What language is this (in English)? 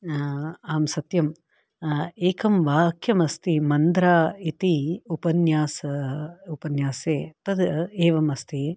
Sanskrit